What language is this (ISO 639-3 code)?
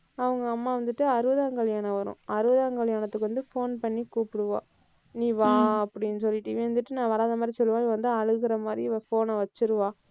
tam